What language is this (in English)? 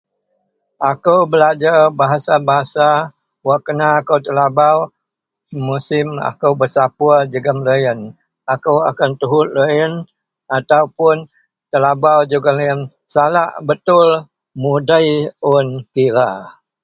Central Melanau